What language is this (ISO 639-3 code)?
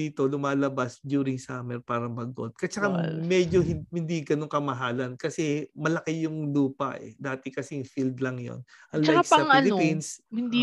fil